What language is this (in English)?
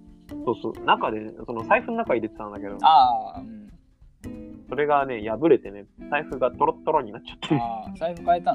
Japanese